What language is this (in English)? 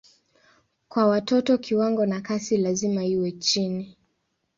Swahili